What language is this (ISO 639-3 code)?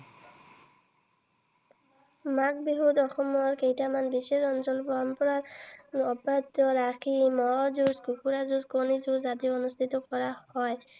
asm